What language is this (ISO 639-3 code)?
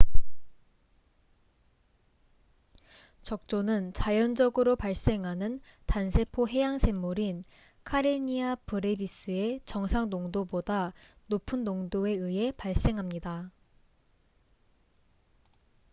kor